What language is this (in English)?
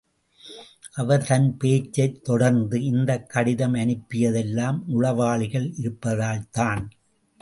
Tamil